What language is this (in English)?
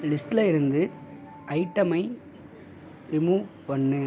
Tamil